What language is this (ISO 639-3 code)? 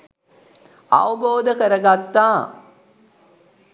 sin